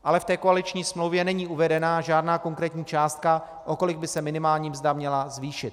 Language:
Czech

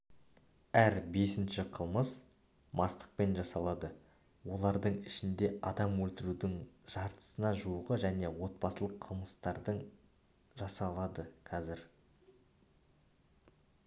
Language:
Kazakh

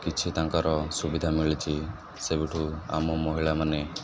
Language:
Odia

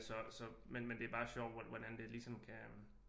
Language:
Danish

